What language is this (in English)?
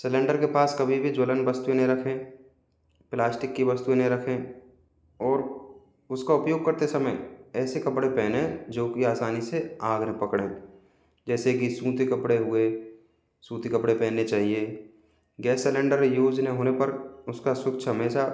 Hindi